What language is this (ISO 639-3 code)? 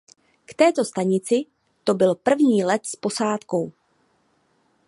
ces